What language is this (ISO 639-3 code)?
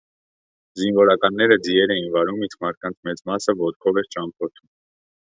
hye